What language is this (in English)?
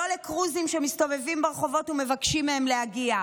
Hebrew